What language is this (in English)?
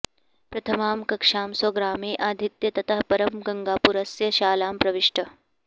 Sanskrit